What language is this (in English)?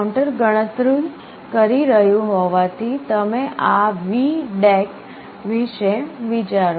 Gujarati